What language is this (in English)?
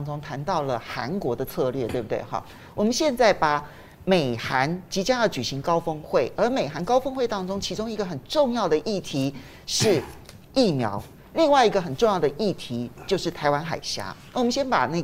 Chinese